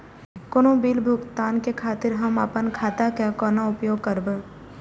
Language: Maithili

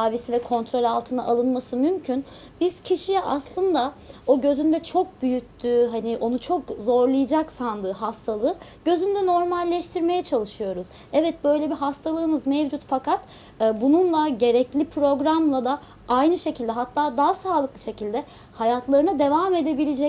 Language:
Turkish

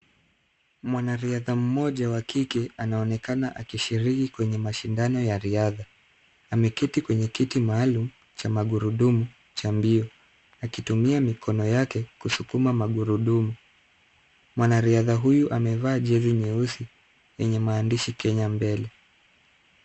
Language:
Swahili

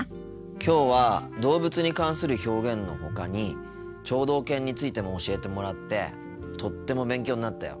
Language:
Japanese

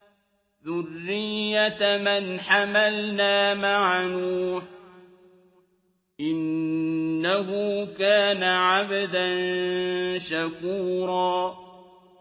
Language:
Arabic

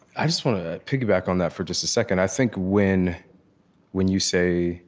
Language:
English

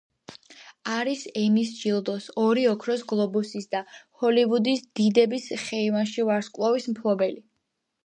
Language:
Georgian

